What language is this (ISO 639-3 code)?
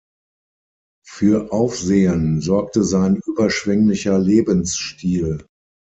deu